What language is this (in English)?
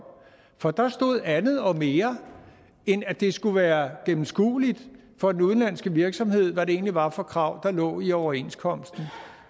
Danish